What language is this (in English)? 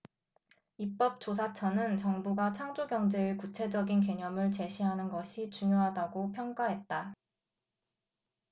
Korean